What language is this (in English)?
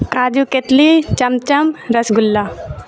Urdu